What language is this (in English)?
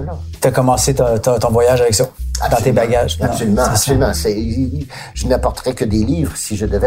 French